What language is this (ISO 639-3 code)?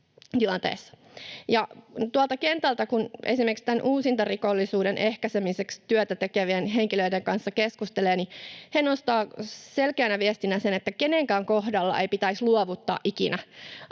fin